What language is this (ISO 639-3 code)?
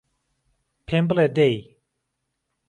ckb